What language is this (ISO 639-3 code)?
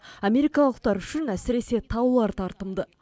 kaz